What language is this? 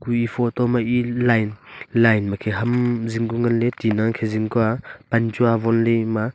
Wancho Naga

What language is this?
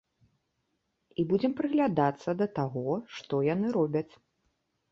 Belarusian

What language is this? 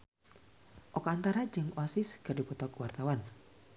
Sundanese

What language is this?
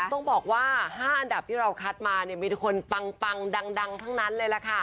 Thai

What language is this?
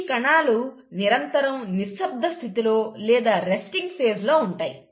Telugu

